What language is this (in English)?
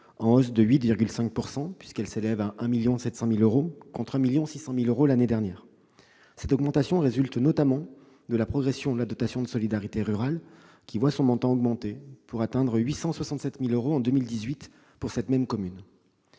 French